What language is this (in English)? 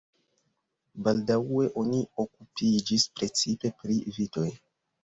Esperanto